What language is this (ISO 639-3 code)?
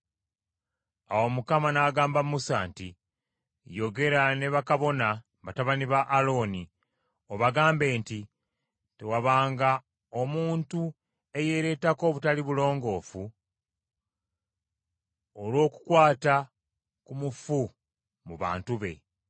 lug